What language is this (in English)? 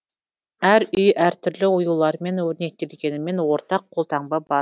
Kazakh